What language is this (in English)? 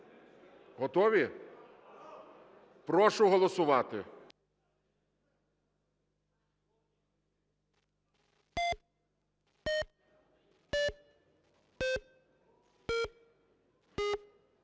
Ukrainian